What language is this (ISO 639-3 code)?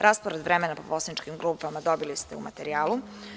srp